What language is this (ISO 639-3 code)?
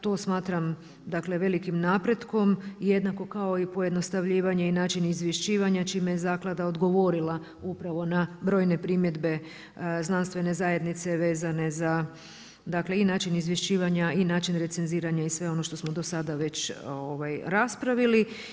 hrv